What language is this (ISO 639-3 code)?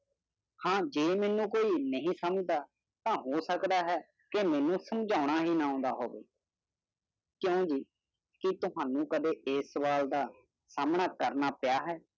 pan